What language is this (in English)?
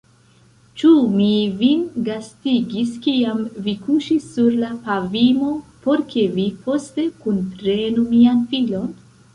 Esperanto